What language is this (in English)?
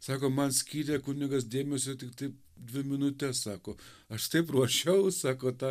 Lithuanian